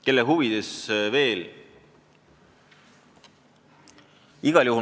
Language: Estonian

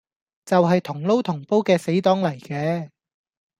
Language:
Cantonese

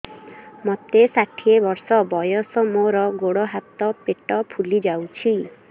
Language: Odia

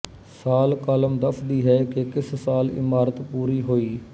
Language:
Punjabi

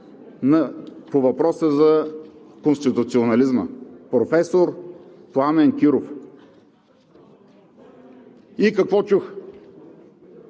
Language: Bulgarian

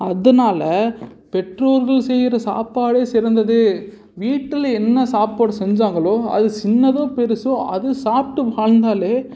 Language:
Tamil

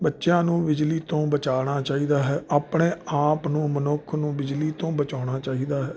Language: Punjabi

